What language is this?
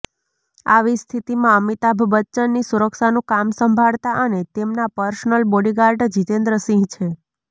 Gujarati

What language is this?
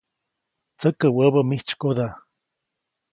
Copainalá Zoque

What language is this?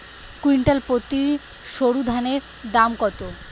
Bangla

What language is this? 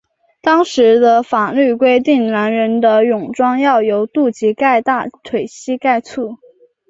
Chinese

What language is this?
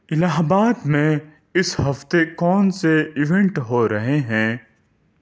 Urdu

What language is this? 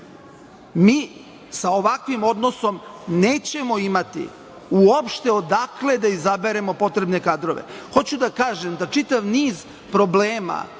Serbian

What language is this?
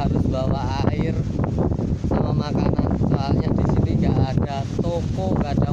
Indonesian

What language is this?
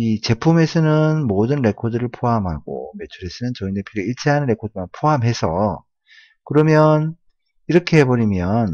Korean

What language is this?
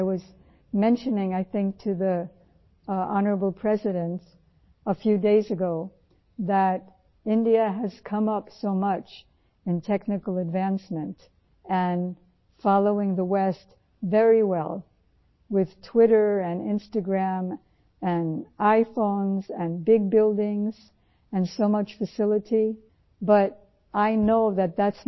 Urdu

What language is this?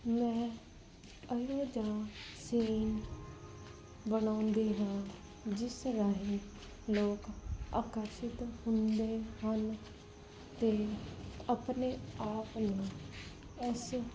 Punjabi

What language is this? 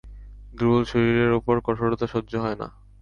Bangla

